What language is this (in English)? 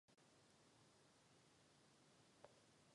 Czech